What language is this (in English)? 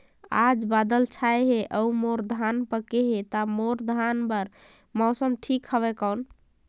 Chhattisgarhi